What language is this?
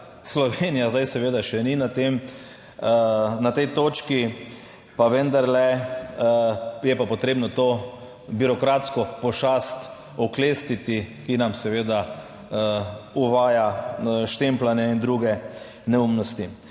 Slovenian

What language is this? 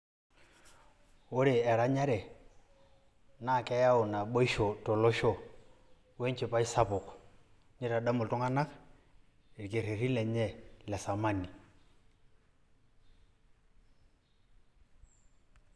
Masai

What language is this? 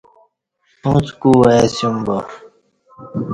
Kati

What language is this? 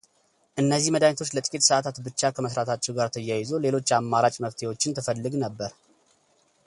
Amharic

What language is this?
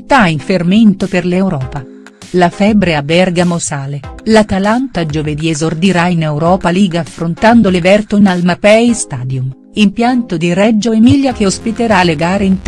Italian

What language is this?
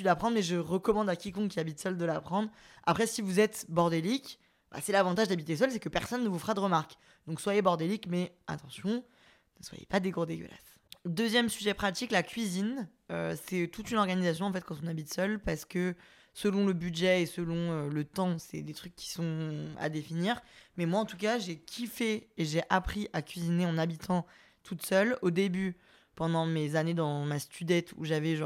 French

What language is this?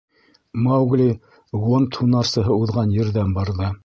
Bashkir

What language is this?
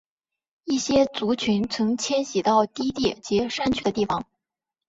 Chinese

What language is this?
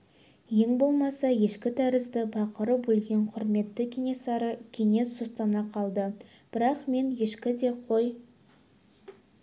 Kazakh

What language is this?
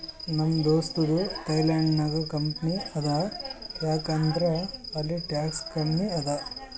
Kannada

